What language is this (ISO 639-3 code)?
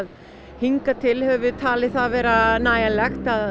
isl